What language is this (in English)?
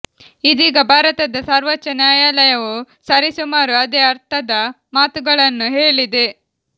Kannada